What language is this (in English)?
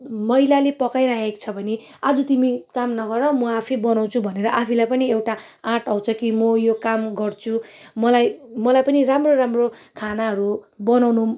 Nepali